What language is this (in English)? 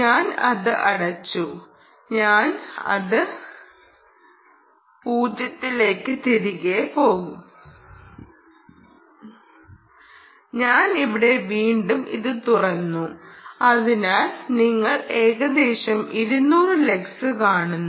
Malayalam